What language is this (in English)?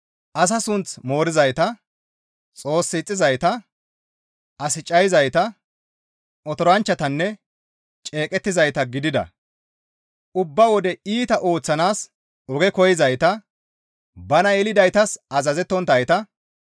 Gamo